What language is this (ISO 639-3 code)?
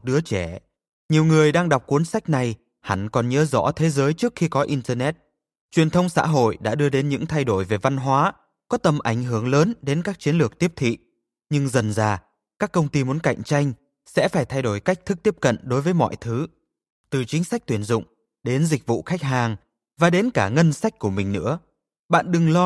vie